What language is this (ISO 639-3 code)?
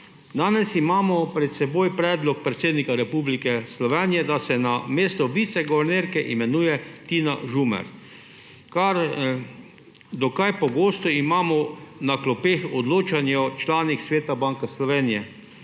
slv